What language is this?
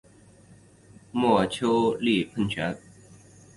Chinese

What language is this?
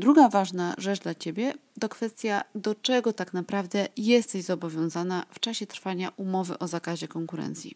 Polish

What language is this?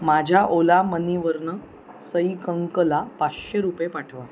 Marathi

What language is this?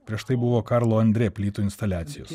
Lithuanian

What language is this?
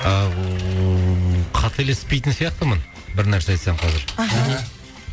Kazakh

